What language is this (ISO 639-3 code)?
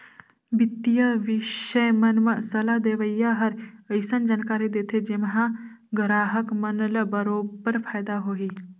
hne